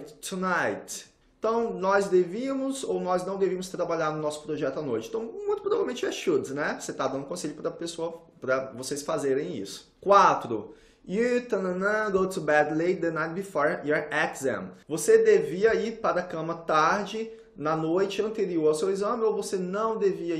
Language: Portuguese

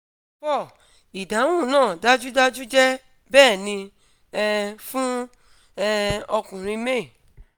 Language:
Yoruba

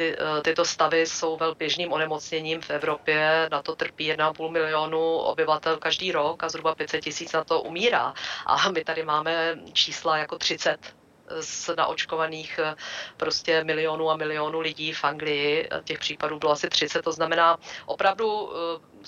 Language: Czech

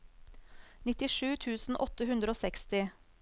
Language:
Norwegian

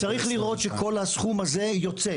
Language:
Hebrew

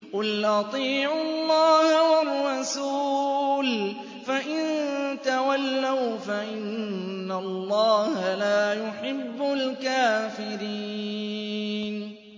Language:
Arabic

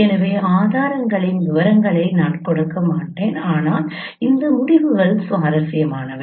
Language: Tamil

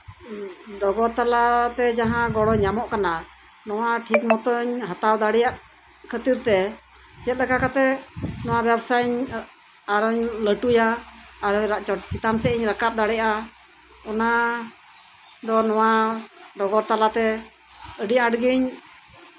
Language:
Santali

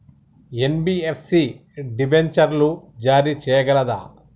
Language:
Telugu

